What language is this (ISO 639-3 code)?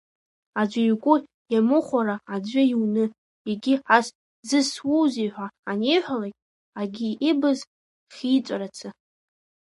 abk